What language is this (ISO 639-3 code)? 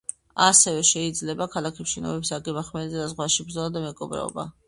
kat